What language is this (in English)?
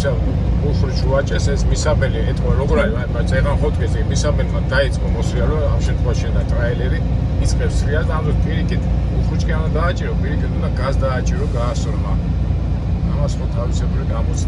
Romanian